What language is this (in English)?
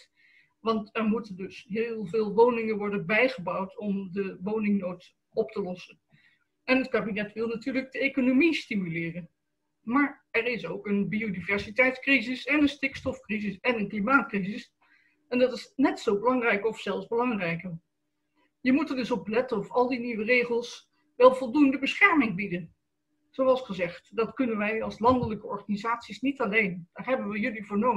Dutch